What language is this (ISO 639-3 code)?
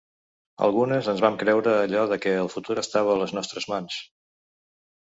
cat